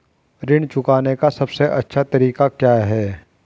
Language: Hindi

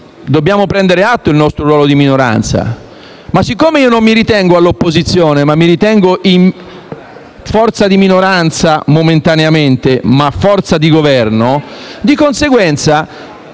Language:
Italian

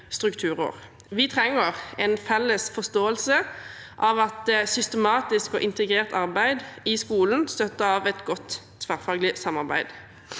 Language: Norwegian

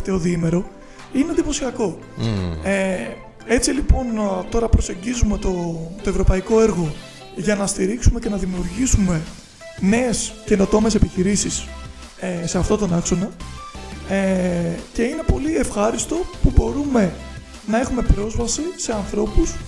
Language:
Greek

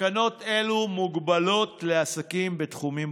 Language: Hebrew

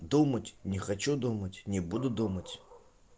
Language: Russian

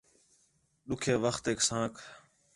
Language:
Khetrani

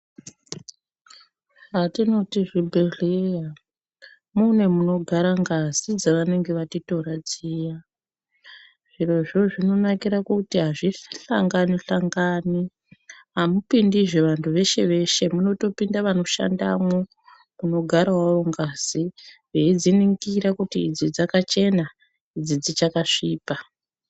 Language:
Ndau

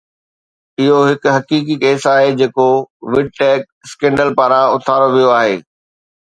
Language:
Sindhi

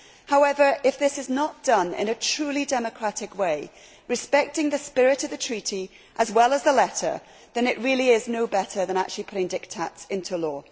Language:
English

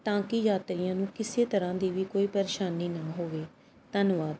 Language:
Punjabi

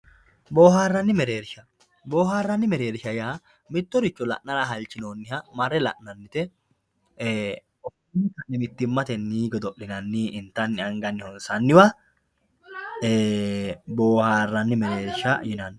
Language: Sidamo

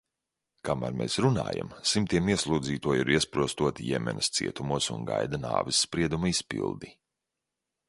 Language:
Latvian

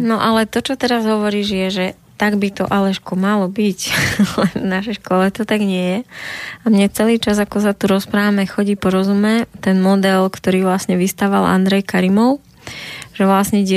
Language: Slovak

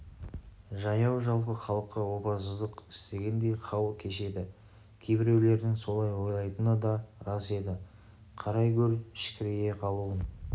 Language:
Kazakh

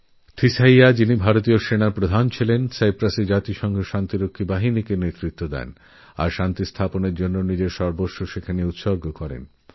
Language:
Bangla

